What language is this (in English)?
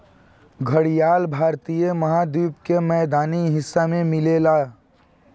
Bhojpuri